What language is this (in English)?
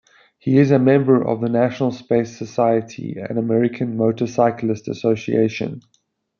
English